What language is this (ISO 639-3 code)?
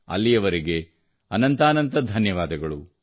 kan